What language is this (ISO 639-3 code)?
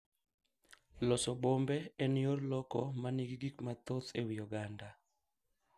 luo